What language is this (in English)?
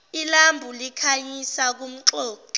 Zulu